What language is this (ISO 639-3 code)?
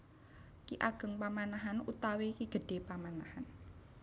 jav